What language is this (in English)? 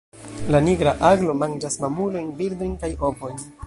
Esperanto